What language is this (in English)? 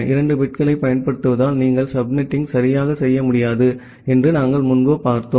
Tamil